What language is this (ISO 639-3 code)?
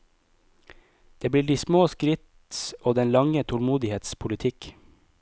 nor